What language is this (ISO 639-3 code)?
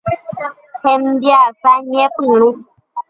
grn